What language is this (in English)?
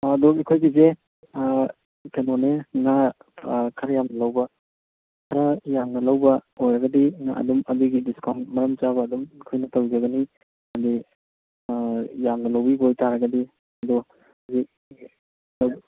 Manipuri